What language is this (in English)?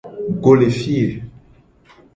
Gen